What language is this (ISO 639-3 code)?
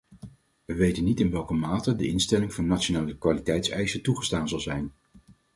nld